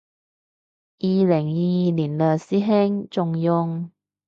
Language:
Cantonese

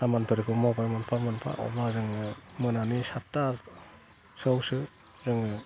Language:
Bodo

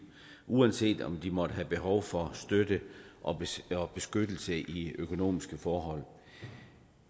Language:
Danish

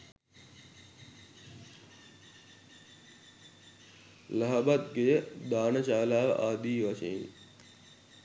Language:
Sinhala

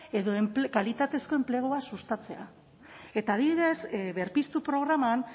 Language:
Basque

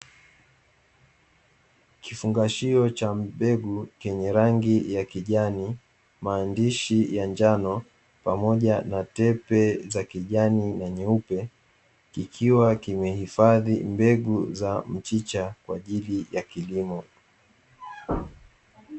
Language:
Swahili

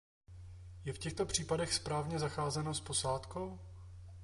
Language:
Czech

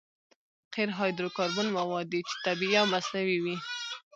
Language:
Pashto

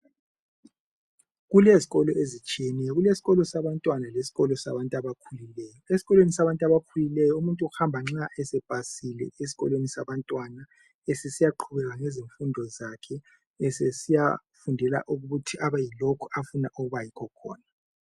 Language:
North Ndebele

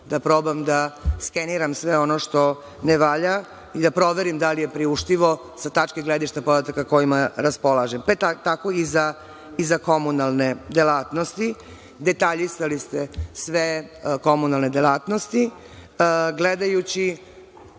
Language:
Serbian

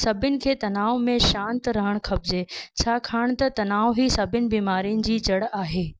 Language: Sindhi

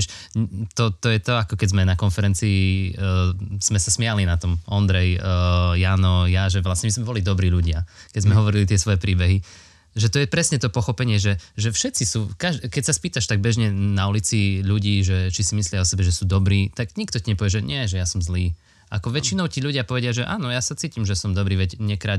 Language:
Slovak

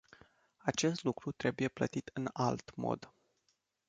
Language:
Romanian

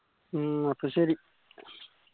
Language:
Malayalam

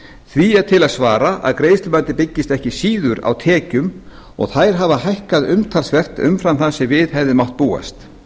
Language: Icelandic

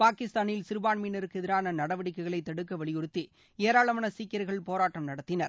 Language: Tamil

